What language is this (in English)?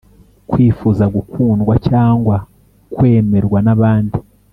Kinyarwanda